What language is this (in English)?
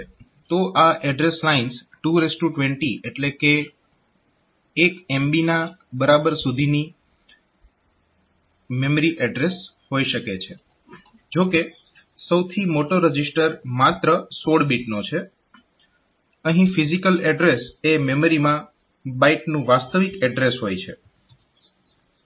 Gujarati